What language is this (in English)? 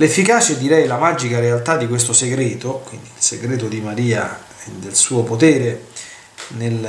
Italian